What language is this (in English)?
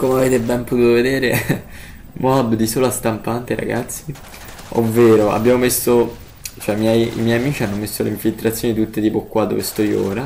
Italian